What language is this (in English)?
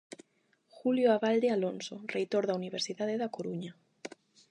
Galician